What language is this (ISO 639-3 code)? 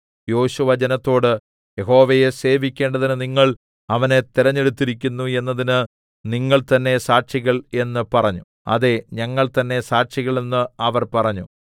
mal